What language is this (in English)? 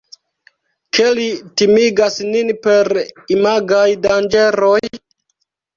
Esperanto